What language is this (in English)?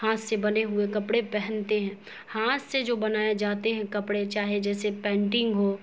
Urdu